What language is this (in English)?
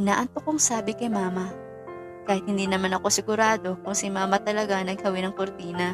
Filipino